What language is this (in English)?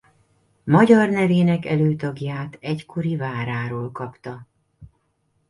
Hungarian